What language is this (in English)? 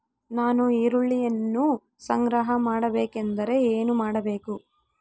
Kannada